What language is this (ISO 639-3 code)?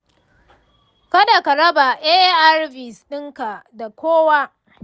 hau